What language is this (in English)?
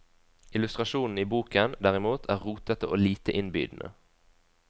Norwegian